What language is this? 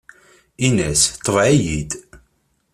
Kabyle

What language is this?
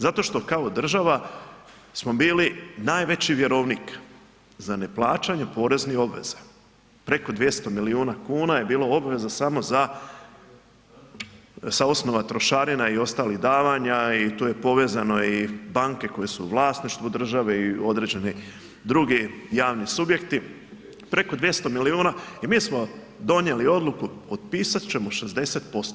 Croatian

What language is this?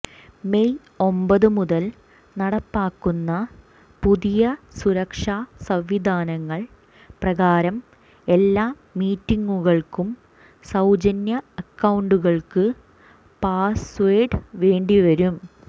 Malayalam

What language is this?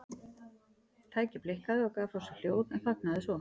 Icelandic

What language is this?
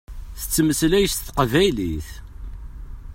Kabyle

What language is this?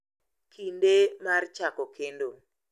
Luo (Kenya and Tanzania)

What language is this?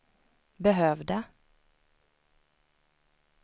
Swedish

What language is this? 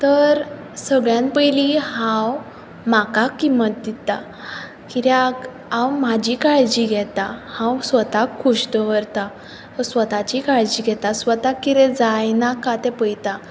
Konkani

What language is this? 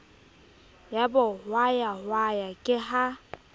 Southern Sotho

